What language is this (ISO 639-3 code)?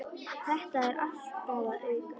isl